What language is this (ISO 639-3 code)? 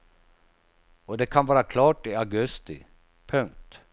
swe